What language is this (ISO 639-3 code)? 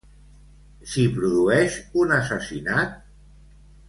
cat